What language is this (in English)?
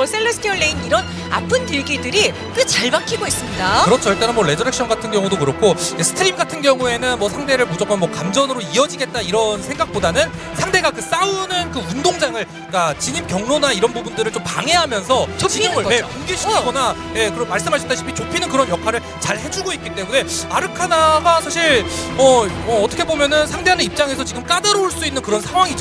Korean